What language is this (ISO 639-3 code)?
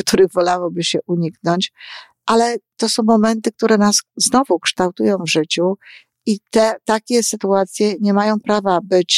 pol